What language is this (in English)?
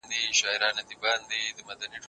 Pashto